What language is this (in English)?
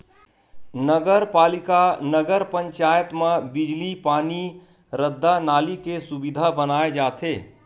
Chhattisgarhi